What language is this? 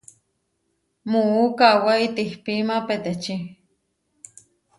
Huarijio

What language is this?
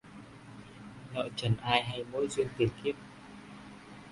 Vietnamese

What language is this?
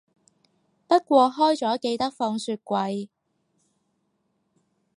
Cantonese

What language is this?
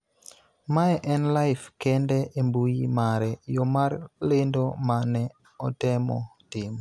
Luo (Kenya and Tanzania)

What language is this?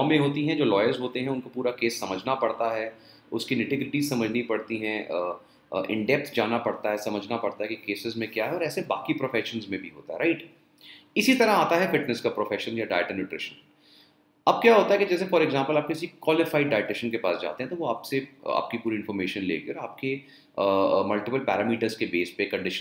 Hindi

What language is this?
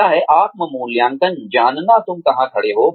Hindi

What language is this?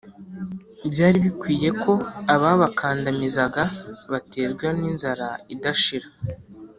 Kinyarwanda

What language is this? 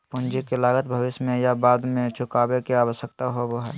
Magahi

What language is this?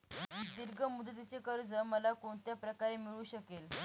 Marathi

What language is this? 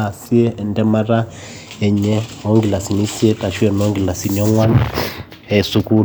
Masai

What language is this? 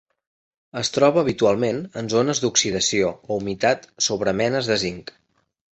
Catalan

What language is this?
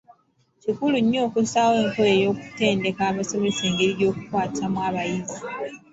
Ganda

